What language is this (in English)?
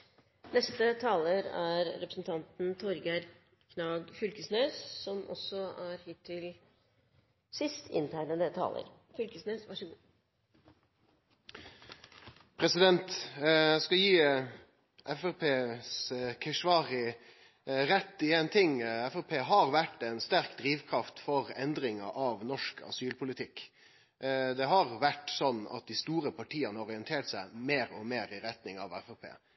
Norwegian